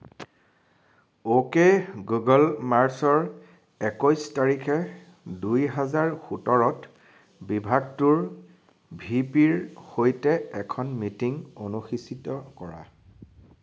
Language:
Assamese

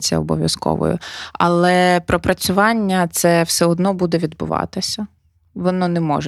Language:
Ukrainian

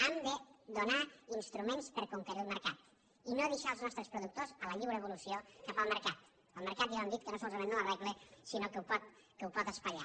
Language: Catalan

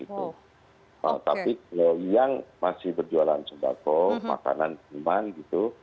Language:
Indonesian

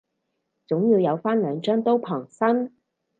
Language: Cantonese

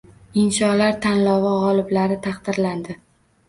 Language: Uzbek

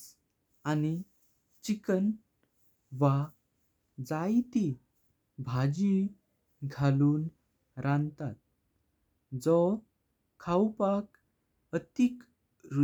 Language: Konkani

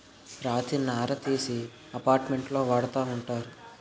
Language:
Telugu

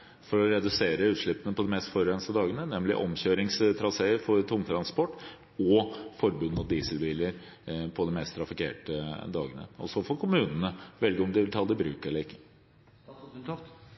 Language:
Norwegian Bokmål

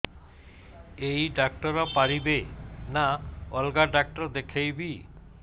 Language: Odia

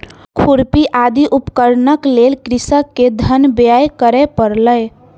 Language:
Maithili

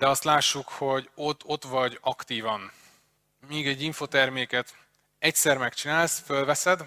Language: Hungarian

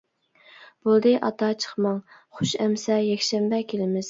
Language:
Uyghur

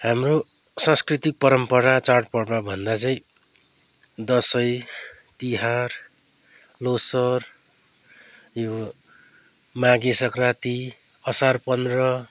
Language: Nepali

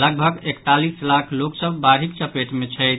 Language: Maithili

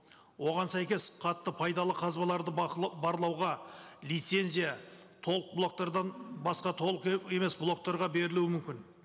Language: Kazakh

